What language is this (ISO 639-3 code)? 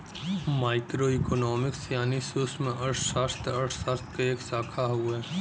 bho